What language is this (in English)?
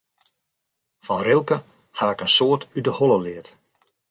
Western Frisian